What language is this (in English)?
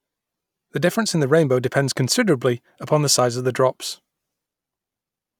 English